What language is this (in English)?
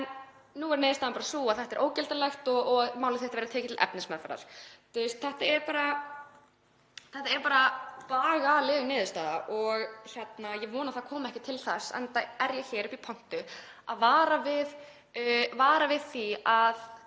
Icelandic